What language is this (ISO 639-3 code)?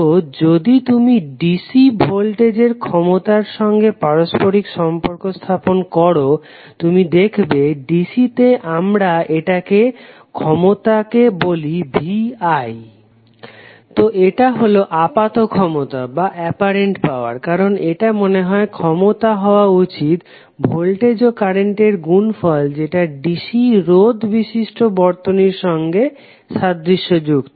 ben